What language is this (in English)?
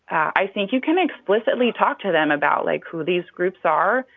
English